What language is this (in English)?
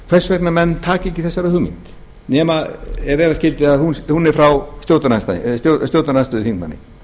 Icelandic